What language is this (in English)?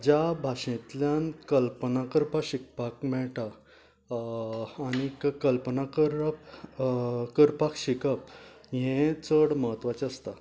Konkani